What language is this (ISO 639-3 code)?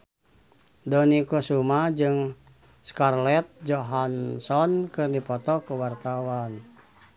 sun